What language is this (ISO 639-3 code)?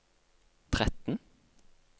nor